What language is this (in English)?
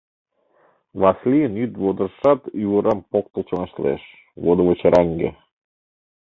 Mari